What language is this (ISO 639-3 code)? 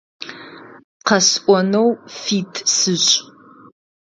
ady